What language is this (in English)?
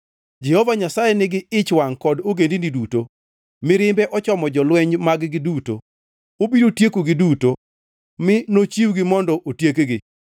Luo (Kenya and Tanzania)